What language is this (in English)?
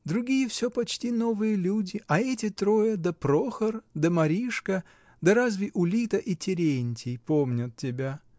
Russian